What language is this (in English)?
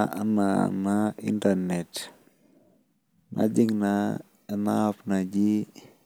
Masai